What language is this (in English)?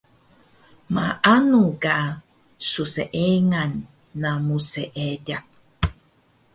Taroko